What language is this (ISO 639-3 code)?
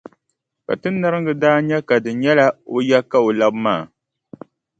dag